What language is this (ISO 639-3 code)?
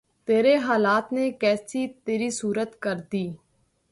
urd